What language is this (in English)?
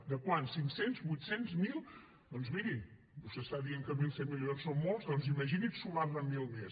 Catalan